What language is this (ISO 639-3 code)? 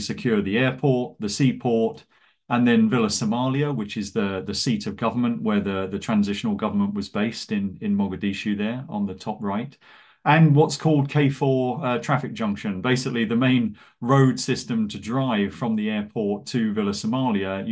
eng